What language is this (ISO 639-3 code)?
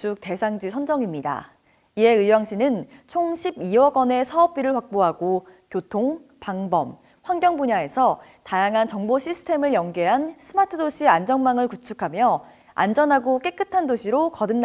kor